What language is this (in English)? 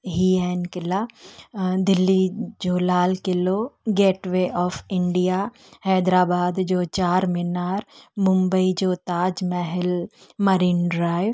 Sindhi